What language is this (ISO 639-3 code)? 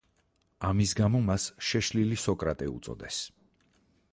kat